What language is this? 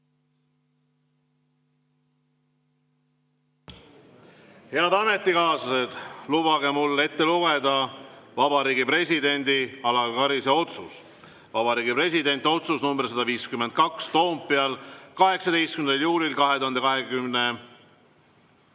Estonian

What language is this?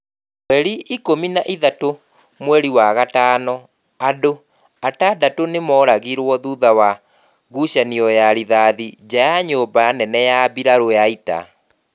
Kikuyu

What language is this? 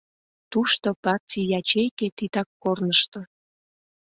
Mari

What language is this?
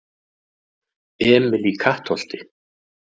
Icelandic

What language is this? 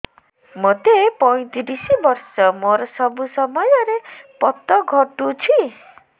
Odia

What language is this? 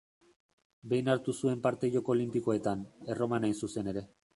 Basque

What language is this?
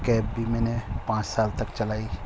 Urdu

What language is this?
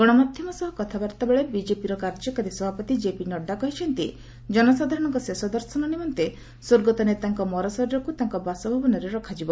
Odia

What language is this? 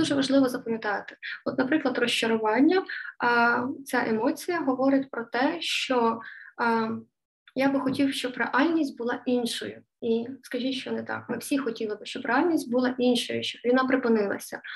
Ukrainian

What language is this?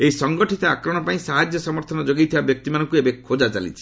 Odia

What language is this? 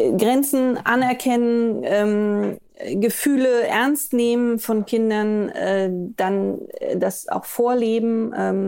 German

